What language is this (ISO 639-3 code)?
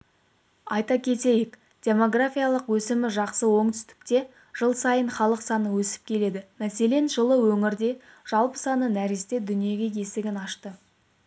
kaz